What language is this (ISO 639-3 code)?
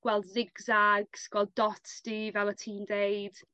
cym